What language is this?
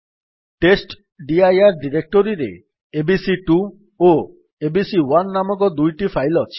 Odia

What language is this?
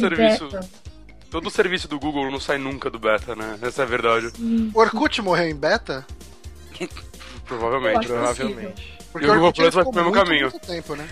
Portuguese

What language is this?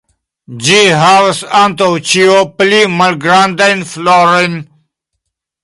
Esperanto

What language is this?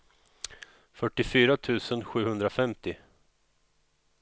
Swedish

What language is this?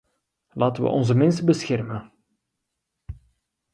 Dutch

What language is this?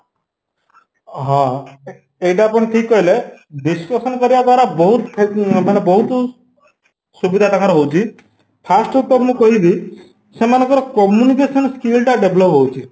Odia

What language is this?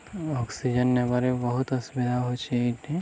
Odia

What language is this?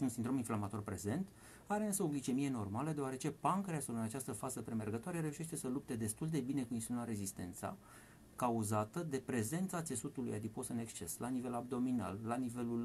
Romanian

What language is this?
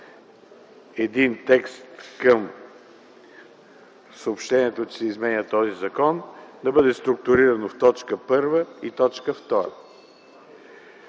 Bulgarian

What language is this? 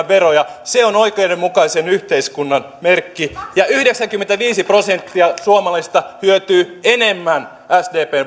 Finnish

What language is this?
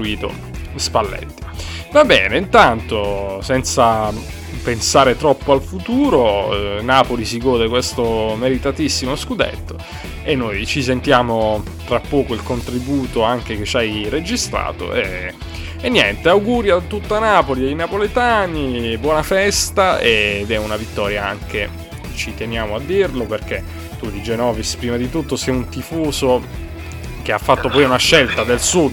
Italian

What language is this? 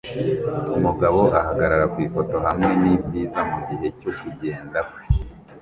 Kinyarwanda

